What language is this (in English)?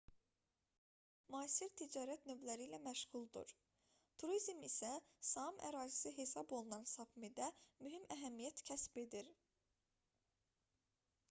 Azerbaijani